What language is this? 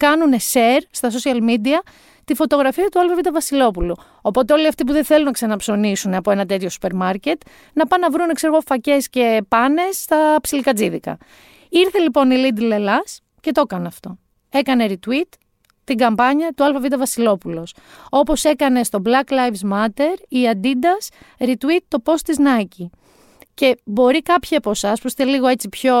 Greek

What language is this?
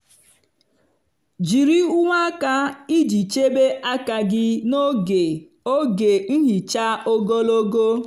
Igbo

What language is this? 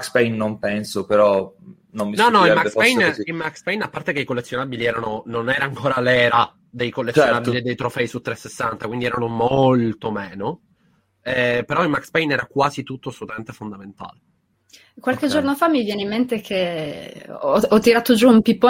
Italian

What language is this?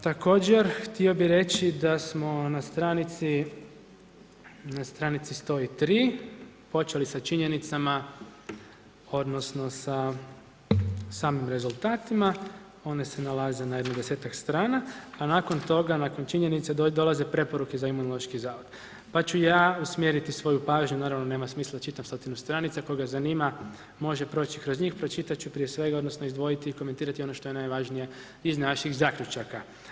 Croatian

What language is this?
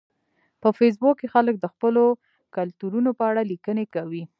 Pashto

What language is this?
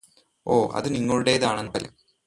Malayalam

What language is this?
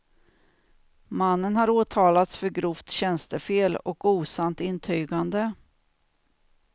Swedish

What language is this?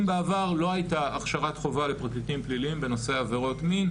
Hebrew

